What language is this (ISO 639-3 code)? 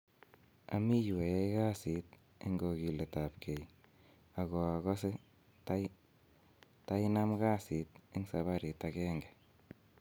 kln